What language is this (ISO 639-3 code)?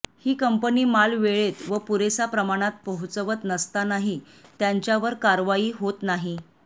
mar